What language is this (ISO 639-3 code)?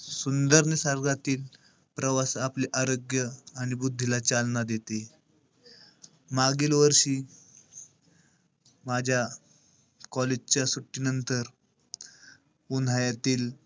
mar